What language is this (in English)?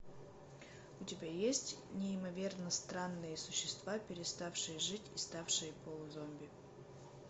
Russian